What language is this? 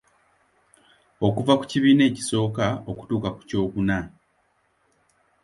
Ganda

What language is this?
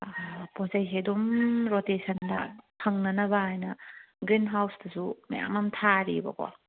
Manipuri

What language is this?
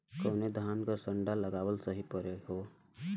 Bhojpuri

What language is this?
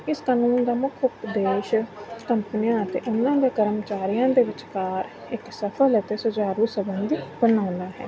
Punjabi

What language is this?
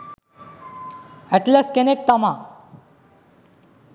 Sinhala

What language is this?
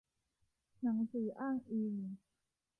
Thai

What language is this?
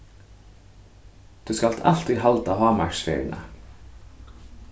Faroese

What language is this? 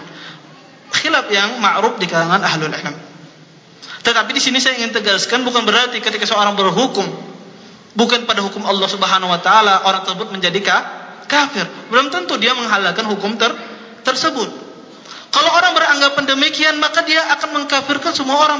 Malay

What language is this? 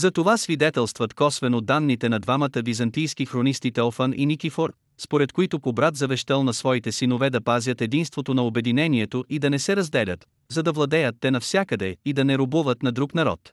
Bulgarian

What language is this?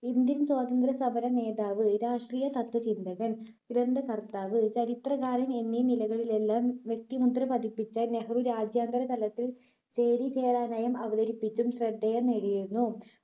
Malayalam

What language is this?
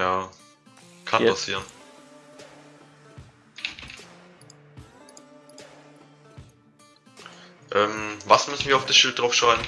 German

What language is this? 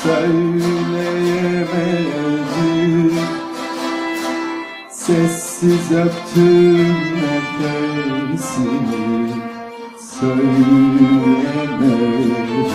Turkish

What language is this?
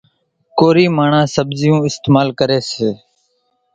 Kachi Koli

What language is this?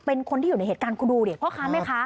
Thai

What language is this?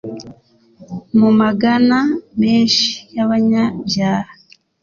Kinyarwanda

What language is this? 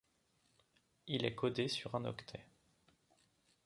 French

